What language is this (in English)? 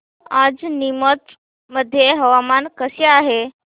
Marathi